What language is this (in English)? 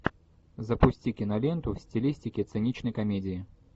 Russian